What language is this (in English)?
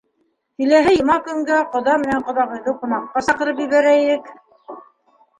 Bashkir